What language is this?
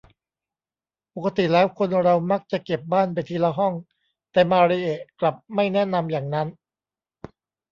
Thai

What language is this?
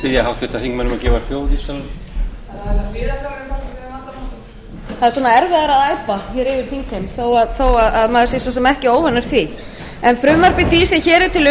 Icelandic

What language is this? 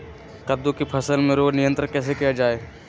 Magahi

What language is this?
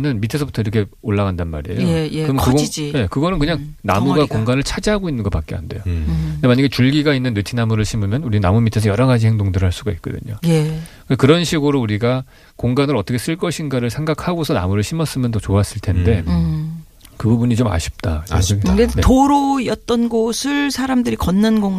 Korean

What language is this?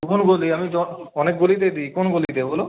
Bangla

